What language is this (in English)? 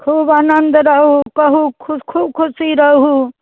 Maithili